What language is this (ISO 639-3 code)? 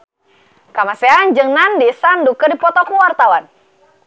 sun